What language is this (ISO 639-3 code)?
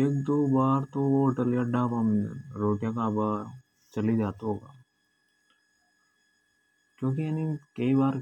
hoj